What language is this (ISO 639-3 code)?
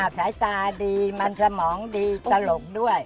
tha